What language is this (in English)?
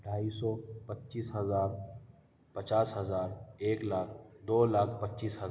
Urdu